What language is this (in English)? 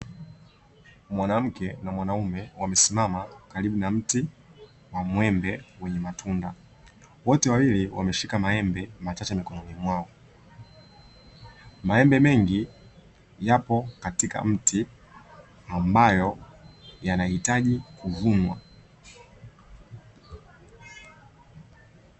Swahili